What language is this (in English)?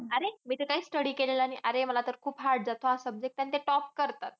Marathi